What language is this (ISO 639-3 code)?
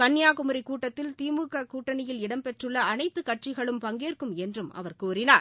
tam